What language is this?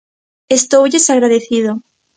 Galician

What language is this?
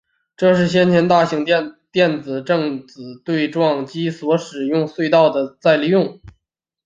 Chinese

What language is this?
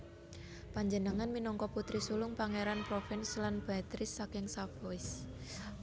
Javanese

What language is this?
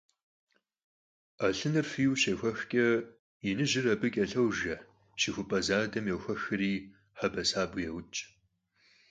Kabardian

